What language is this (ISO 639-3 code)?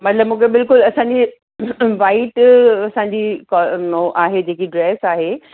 snd